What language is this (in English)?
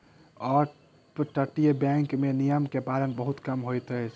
Maithili